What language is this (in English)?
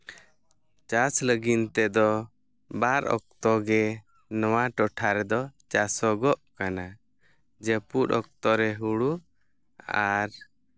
Santali